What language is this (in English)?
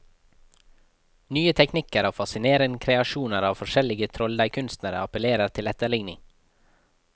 Norwegian